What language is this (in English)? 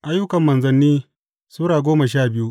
Hausa